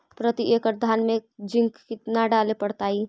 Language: Magahi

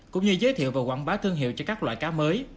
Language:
Vietnamese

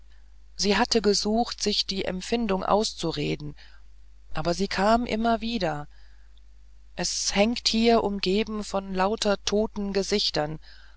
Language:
German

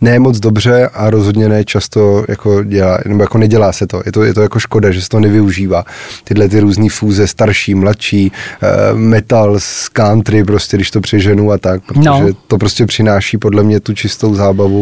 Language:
Czech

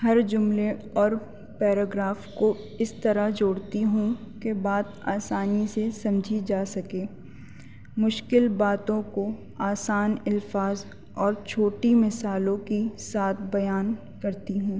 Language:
Urdu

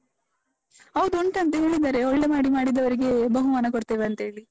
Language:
Kannada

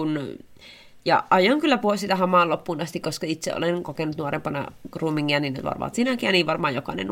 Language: Finnish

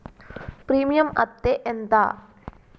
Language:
Telugu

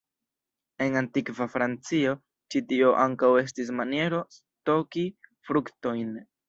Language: Esperanto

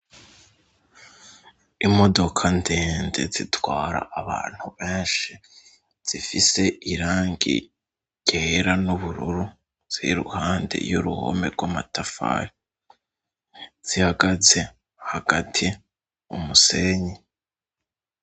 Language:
Rundi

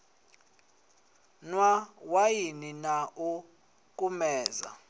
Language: Venda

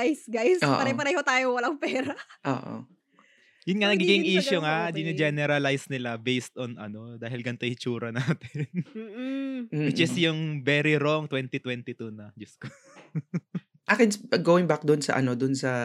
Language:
Filipino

